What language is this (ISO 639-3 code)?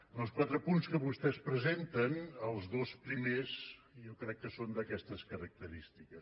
cat